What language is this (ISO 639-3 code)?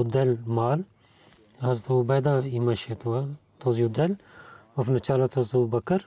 bul